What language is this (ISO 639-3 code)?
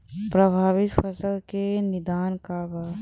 bho